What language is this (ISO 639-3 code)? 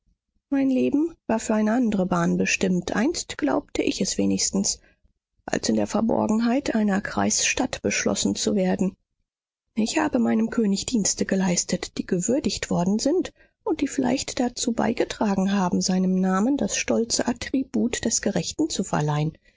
deu